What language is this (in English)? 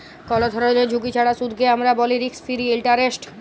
Bangla